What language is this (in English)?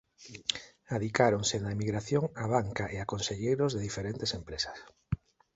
Galician